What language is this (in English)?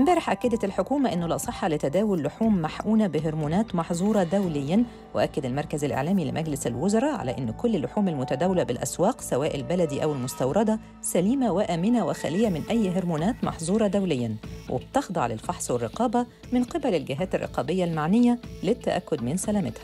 Arabic